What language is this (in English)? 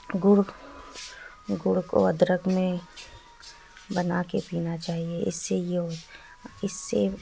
Urdu